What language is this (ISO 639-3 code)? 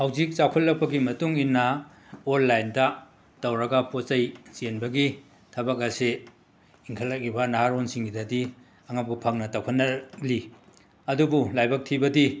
mni